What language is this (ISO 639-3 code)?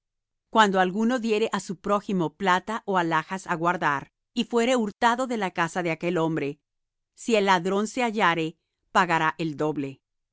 spa